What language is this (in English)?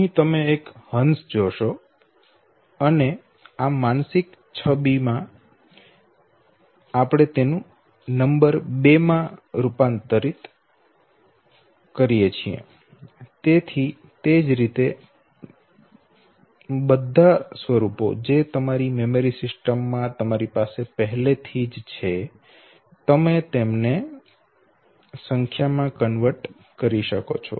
Gujarati